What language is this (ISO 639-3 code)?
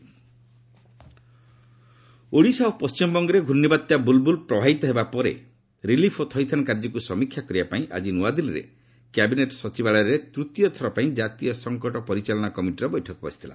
ori